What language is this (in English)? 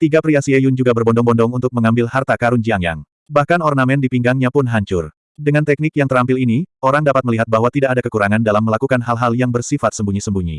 Indonesian